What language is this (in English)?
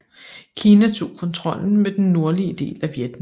Danish